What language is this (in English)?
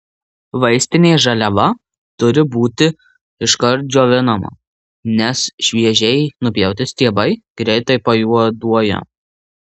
Lithuanian